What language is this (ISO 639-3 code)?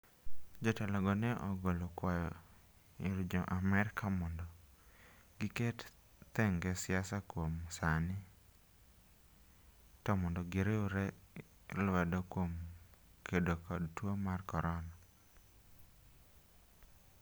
luo